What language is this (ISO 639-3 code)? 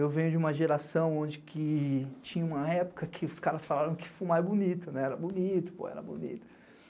por